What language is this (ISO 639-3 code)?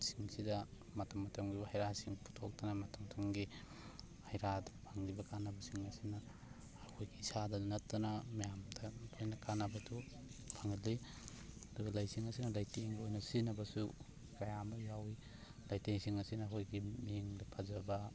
mni